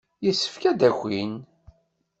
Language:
Kabyle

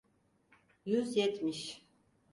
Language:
Turkish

